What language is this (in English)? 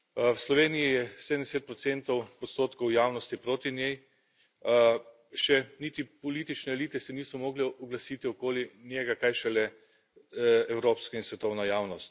Slovenian